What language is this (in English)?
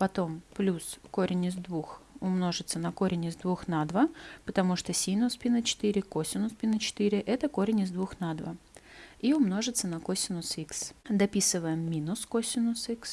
Russian